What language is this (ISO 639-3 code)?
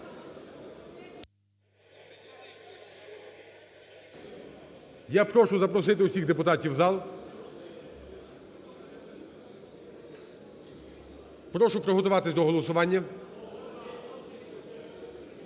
ukr